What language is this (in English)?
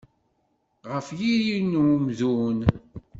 Kabyle